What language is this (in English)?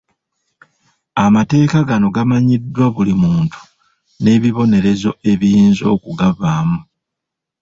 Ganda